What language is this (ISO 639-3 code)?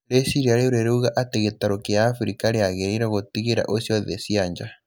kik